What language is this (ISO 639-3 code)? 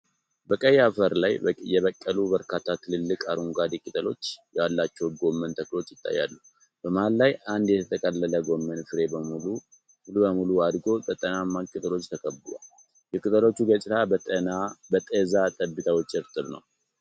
amh